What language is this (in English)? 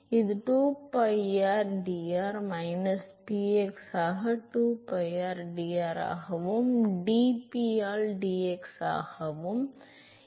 Tamil